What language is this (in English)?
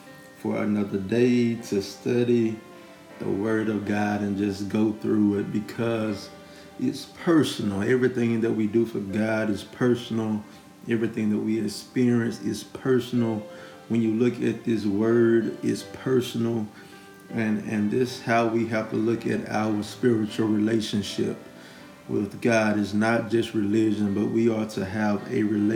English